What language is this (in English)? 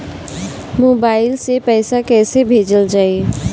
Bhojpuri